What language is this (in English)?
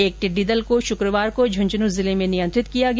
Hindi